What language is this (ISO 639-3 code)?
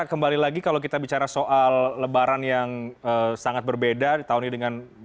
ind